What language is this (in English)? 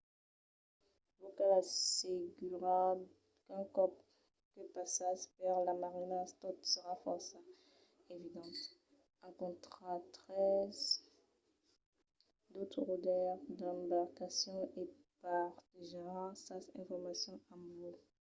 Occitan